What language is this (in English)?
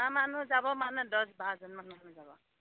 Assamese